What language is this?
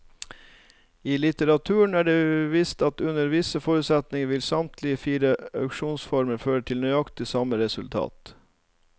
Norwegian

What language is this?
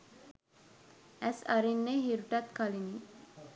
Sinhala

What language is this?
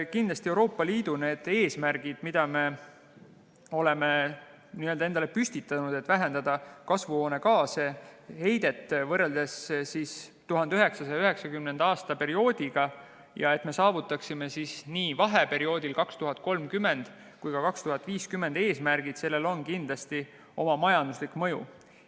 Estonian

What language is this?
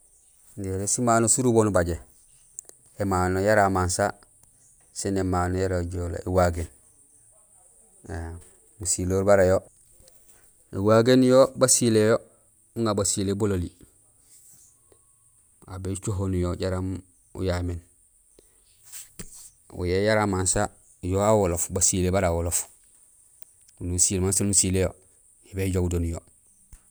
Gusilay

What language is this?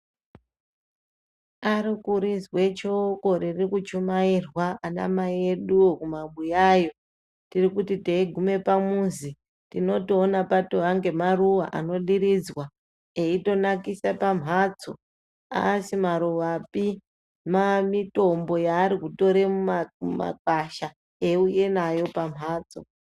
Ndau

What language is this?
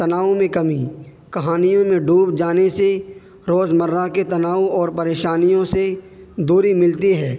Urdu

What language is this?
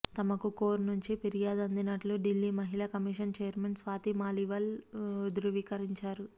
Telugu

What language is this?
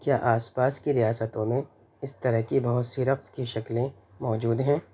Urdu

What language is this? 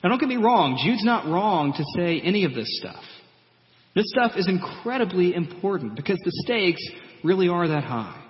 English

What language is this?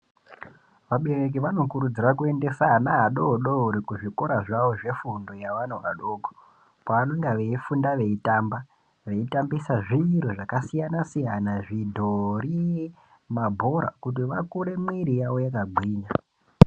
Ndau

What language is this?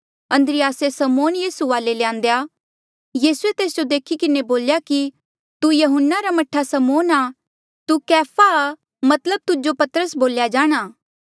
Mandeali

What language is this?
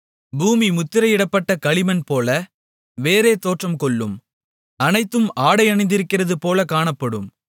Tamil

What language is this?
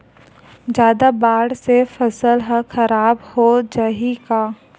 Chhattisgarhi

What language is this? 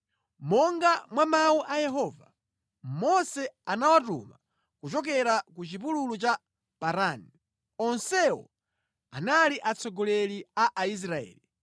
Nyanja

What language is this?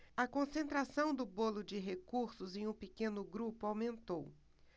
Portuguese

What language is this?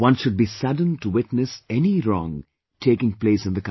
English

